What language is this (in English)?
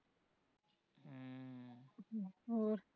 Punjabi